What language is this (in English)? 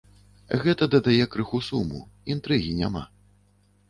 Belarusian